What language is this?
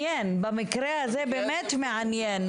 Hebrew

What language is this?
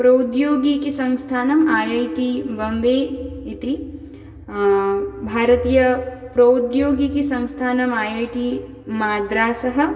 Sanskrit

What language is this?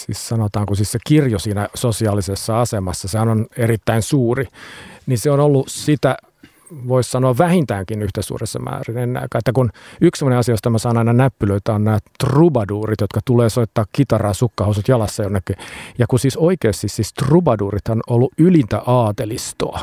Finnish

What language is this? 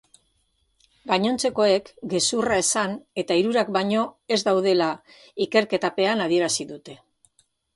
Basque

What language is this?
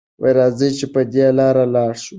Pashto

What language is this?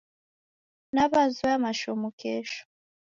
Taita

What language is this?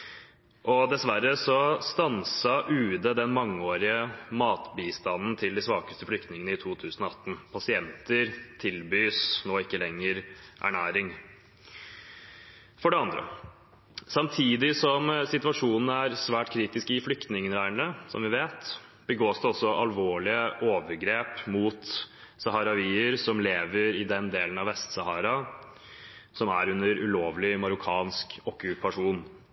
Norwegian Bokmål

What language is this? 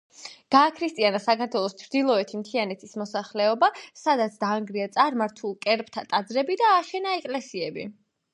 Georgian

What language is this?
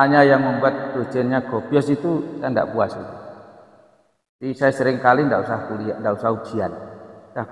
Indonesian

